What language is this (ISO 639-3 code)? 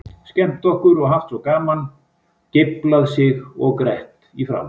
isl